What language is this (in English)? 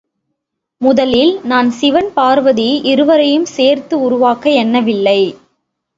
Tamil